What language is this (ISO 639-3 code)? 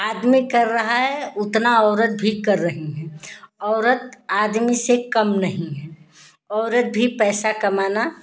hin